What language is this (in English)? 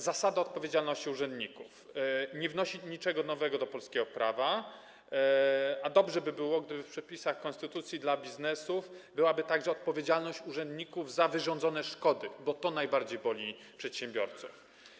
Polish